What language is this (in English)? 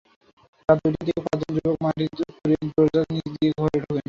Bangla